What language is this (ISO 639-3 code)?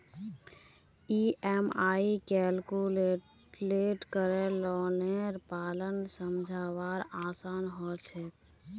mag